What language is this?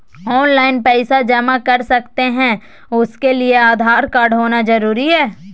Magahi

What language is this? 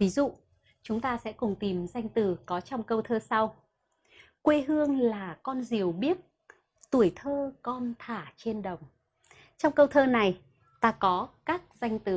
Vietnamese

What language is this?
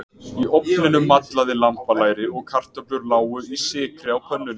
Icelandic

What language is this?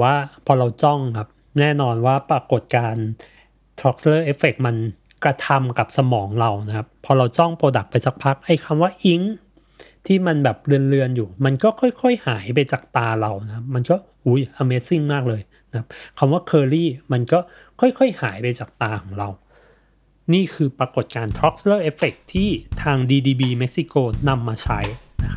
Thai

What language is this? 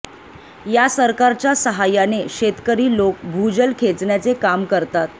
Marathi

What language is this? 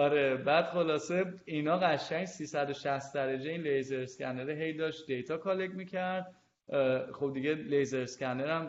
Persian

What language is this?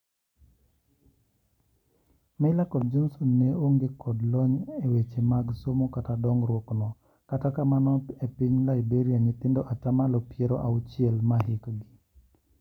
Luo (Kenya and Tanzania)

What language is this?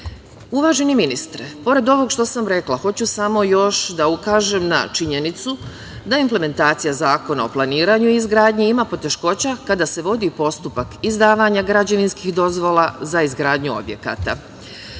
Serbian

